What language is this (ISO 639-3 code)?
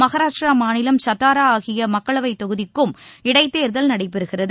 tam